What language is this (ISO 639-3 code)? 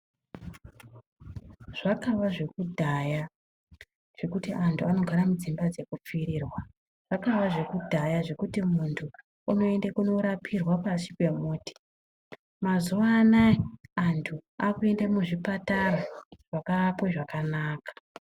ndc